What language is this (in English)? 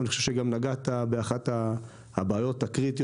Hebrew